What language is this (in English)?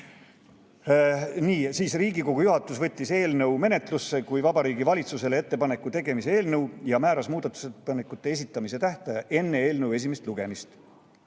Estonian